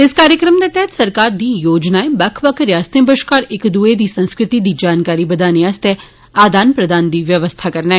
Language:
Dogri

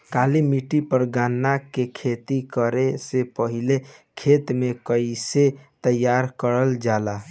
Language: Bhojpuri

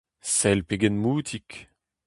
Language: Breton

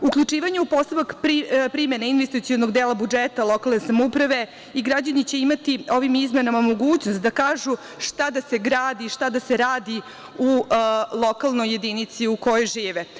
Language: Serbian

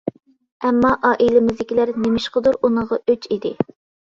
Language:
Uyghur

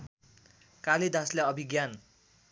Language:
Nepali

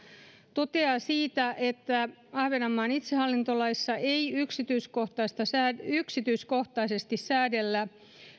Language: Finnish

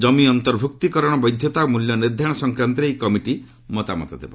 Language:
Odia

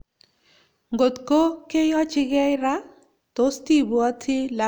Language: Kalenjin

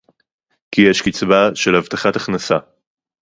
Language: Hebrew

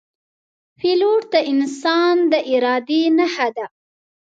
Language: Pashto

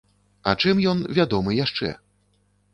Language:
Belarusian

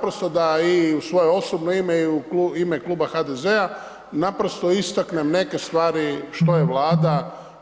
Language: Croatian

